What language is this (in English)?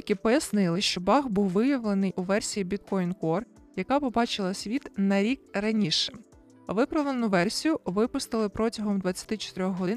Ukrainian